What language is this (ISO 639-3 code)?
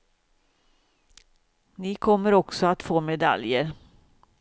swe